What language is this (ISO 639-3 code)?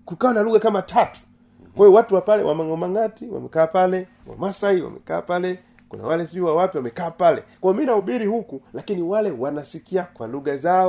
swa